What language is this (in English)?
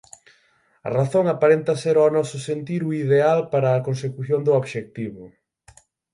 Galician